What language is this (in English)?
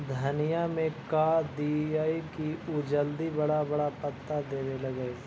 Magahi